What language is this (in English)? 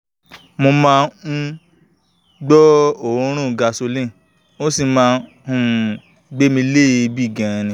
Yoruba